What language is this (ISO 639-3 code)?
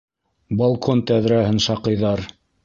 bak